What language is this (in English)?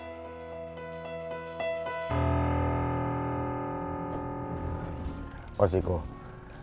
Indonesian